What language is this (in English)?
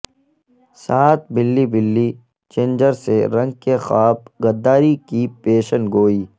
Urdu